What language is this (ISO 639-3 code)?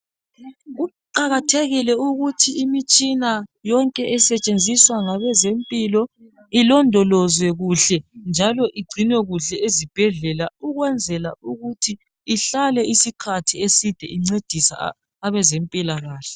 nde